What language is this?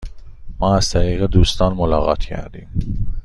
Persian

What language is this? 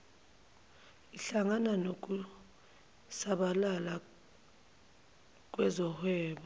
Zulu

